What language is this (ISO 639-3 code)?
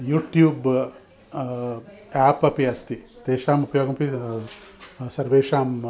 san